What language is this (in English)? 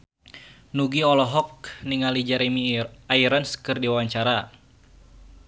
Sundanese